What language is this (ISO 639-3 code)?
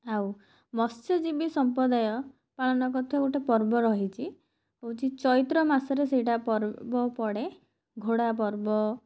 ori